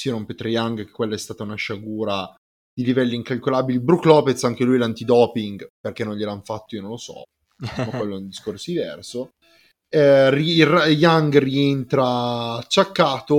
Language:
Italian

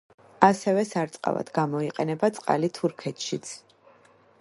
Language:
Georgian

